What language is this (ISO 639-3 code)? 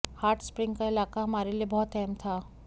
hin